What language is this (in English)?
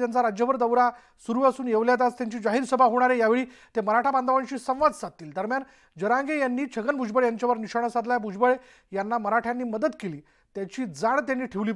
Hindi